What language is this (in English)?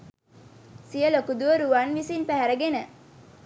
Sinhala